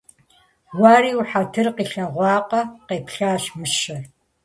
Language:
Kabardian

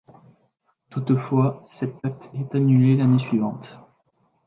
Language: French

